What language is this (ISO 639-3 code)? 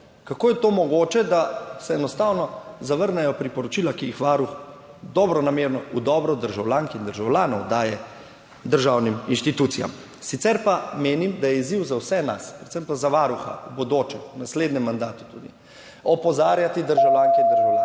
slv